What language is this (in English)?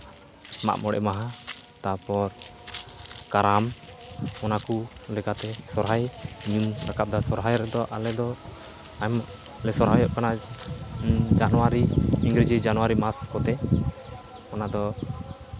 Santali